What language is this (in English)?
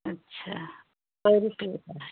Hindi